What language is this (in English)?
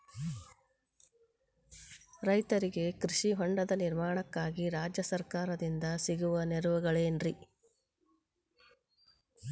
Kannada